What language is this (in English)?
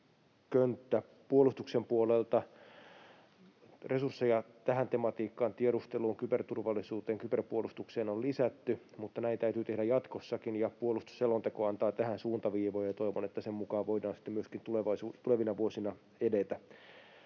Finnish